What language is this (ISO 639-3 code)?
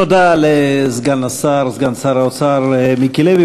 heb